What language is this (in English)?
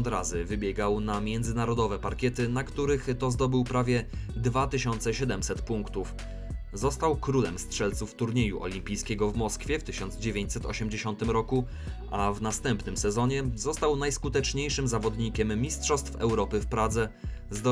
Polish